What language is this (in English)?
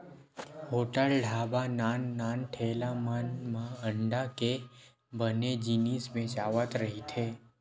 Chhattisgarhi